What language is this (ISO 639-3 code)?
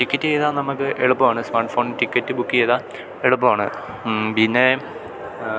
mal